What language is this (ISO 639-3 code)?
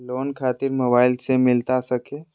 mag